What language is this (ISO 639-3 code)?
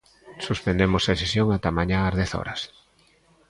glg